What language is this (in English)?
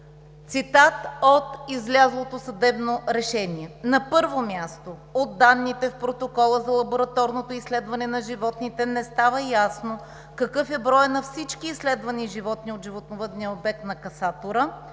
Bulgarian